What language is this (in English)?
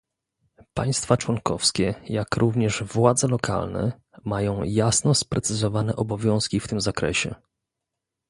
Polish